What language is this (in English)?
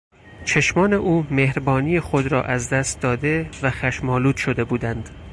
Persian